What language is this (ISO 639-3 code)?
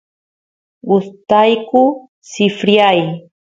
qus